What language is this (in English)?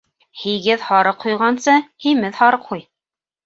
Bashkir